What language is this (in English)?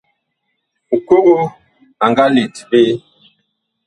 Bakoko